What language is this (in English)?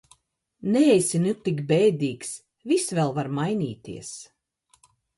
Latvian